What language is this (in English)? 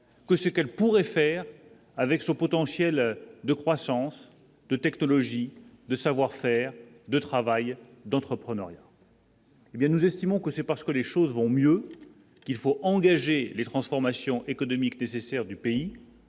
French